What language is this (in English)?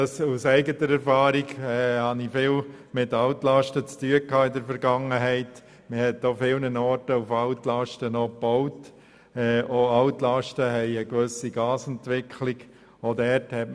Swiss German